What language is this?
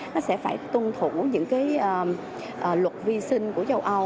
Vietnamese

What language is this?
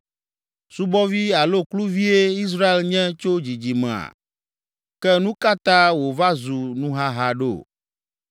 Ewe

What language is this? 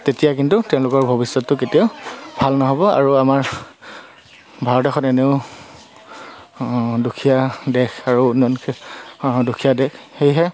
Assamese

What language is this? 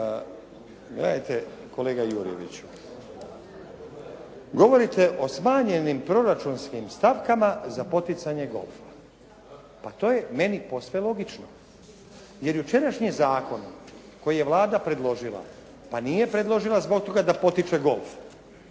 Croatian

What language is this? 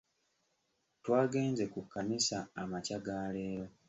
Ganda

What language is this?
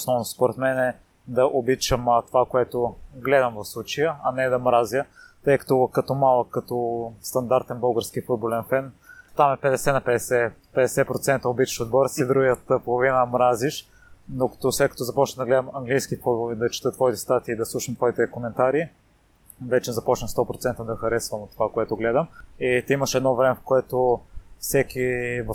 Bulgarian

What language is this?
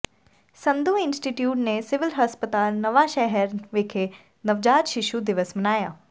Punjabi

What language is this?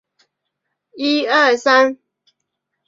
Chinese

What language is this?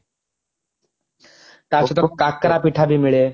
Odia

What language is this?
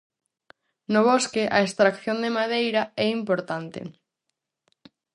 Galician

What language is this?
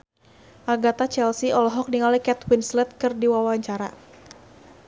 Sundanese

